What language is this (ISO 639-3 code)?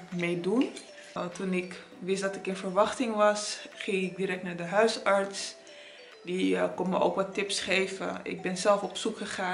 nld